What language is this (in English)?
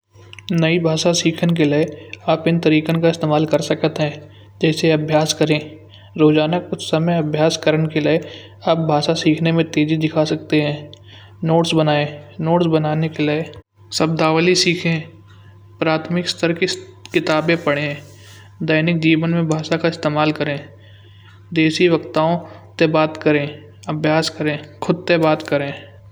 Kanauji